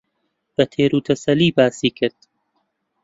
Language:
Central Kurdish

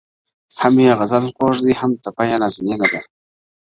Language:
Pashto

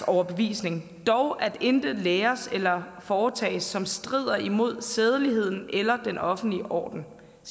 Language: Danish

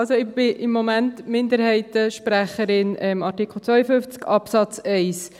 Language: Swiss German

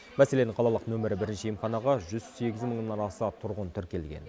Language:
Kazakh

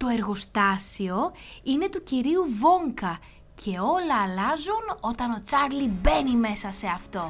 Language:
Greek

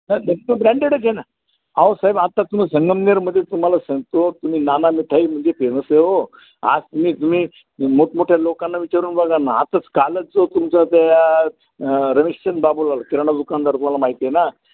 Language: Marathi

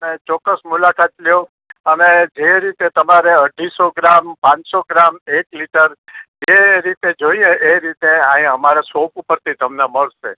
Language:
Gujarati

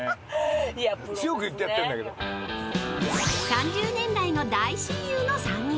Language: Japanese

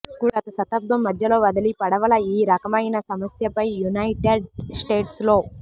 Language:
Telugu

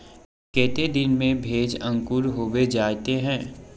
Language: Magahi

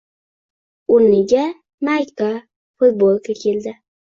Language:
Uzbek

